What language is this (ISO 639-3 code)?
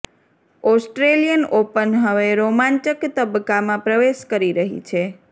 guj